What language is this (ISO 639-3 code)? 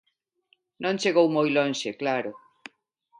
glg